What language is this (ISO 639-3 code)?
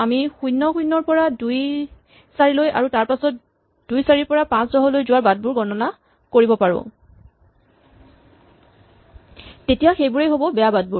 asm